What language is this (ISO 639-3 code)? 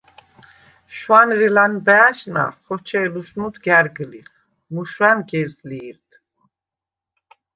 sva